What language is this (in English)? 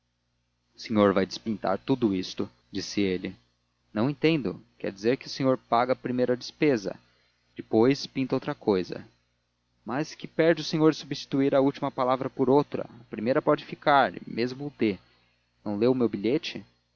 Portuguese